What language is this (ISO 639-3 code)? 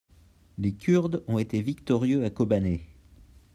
fra